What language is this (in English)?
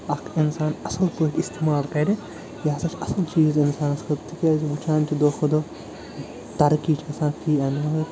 Kashmiri